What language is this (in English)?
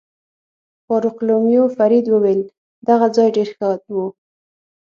Pashto